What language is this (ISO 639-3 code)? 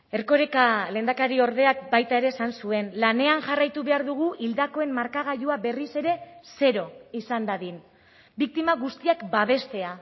eus